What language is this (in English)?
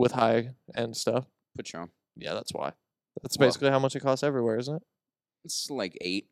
English